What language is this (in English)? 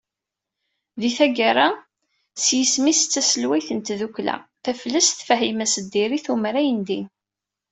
Kabyle